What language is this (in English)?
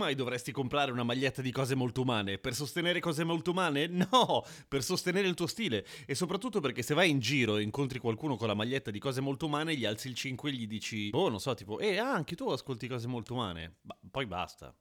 Italian